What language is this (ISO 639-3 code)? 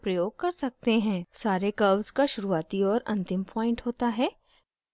hin